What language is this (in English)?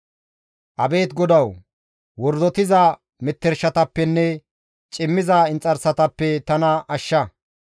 Gamo